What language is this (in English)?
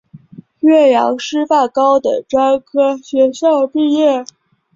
Chinese